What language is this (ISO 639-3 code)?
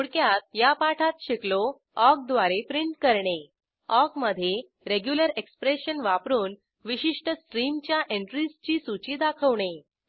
mar